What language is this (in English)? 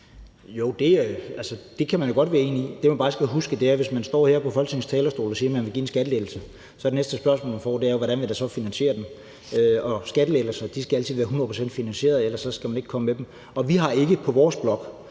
Danish